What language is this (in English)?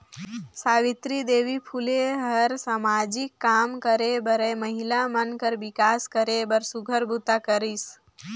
Chhattisgarhi